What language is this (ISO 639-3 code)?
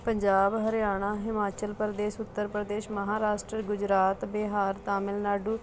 pan